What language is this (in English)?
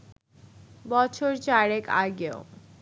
Bangla